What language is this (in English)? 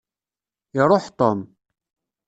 Kabyle